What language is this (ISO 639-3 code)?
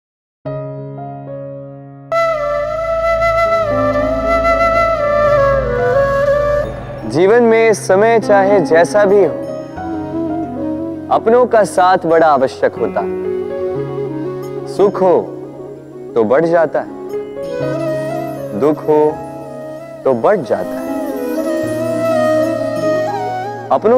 hin